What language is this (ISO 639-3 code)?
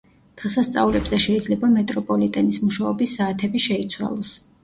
kat